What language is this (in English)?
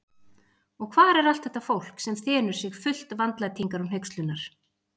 Icelandic